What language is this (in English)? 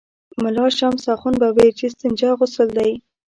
Pashto